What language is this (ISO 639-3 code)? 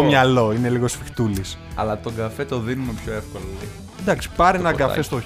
ell